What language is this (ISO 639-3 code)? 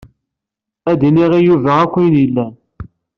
kab